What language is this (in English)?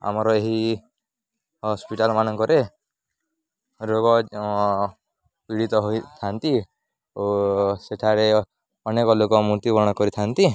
Odia